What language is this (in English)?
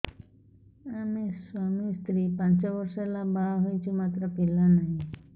Odia